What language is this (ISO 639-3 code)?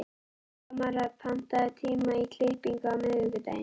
isl